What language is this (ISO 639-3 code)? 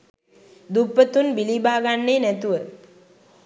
sin